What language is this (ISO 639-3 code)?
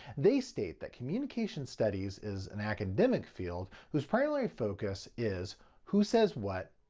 eng